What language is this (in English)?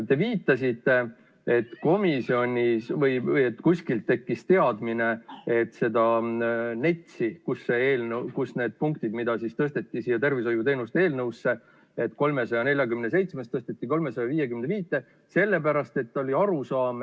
Estonian